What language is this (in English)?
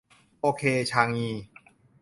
Thai